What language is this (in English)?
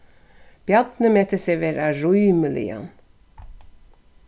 Faroese